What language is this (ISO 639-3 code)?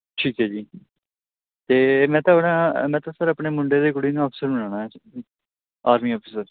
pan